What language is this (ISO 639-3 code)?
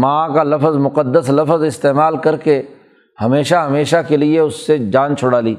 urd